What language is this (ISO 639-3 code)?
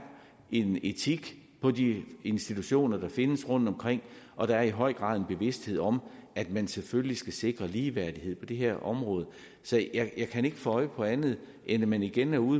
dan